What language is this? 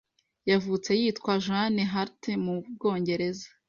Kinyarwanda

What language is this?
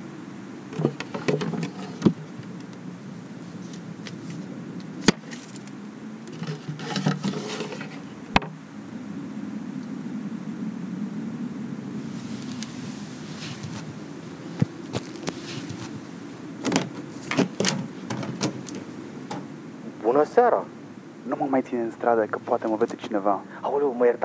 Romanian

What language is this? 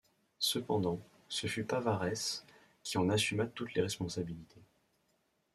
French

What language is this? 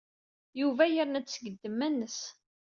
Kabyle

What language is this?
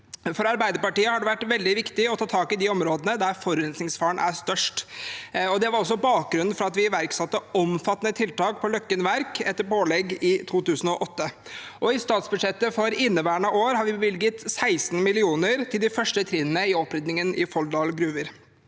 Norwegian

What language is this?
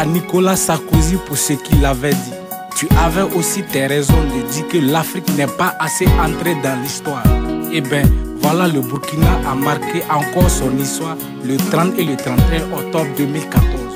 French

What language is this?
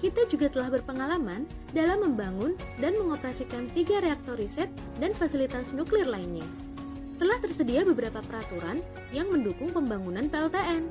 Indonesian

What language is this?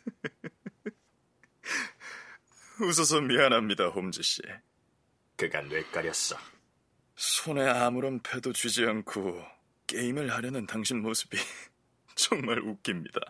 Korean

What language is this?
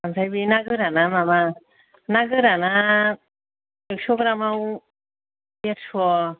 Bodo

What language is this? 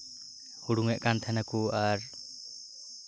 Santali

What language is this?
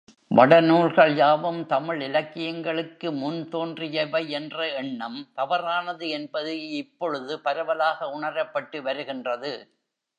Tamil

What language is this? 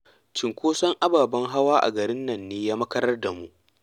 Hausa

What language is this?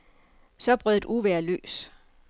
Danish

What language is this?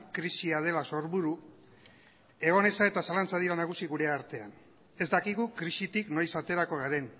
Basque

